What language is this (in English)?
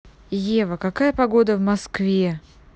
Russian